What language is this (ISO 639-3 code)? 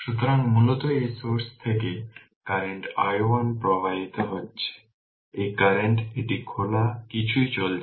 ben